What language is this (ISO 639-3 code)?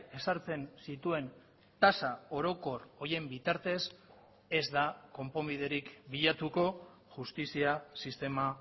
eus